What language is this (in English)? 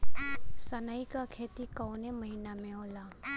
Bhojpuri